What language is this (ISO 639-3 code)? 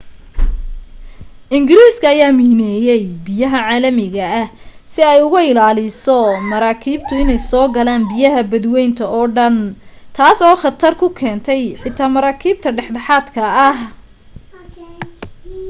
som